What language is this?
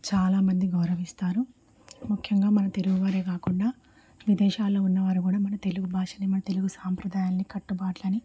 Telugu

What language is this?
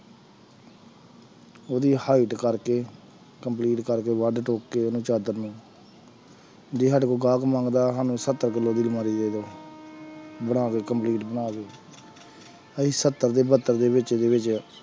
Punjabi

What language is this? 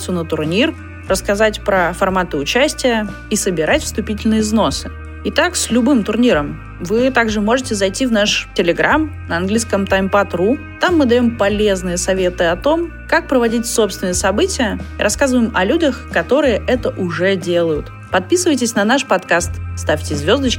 Russian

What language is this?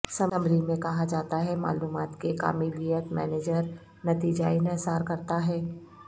Urdu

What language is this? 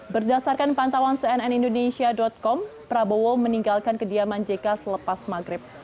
Indonesian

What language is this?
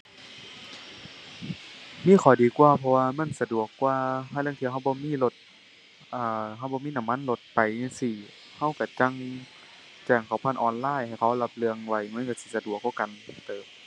Thai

